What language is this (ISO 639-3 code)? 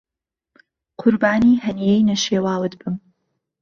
ckb